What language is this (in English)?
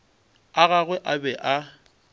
Northern Sotho